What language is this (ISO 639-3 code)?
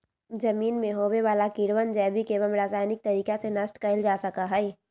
mag